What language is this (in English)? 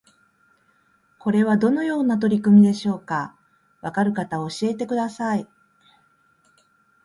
Japanese